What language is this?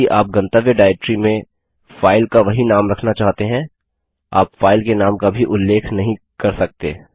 Hindi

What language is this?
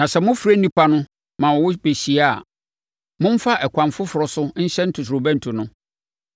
Akan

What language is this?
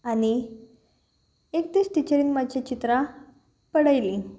Konkani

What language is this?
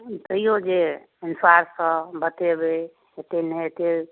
Maithili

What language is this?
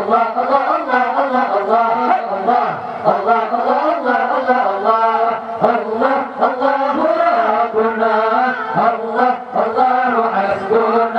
Arabic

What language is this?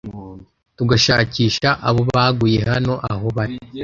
Kinyarwanda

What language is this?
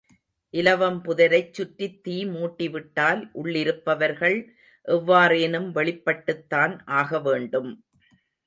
Tamil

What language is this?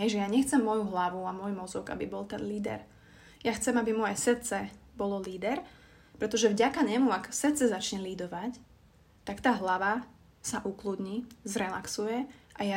Slovak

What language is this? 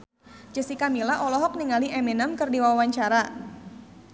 Sundanese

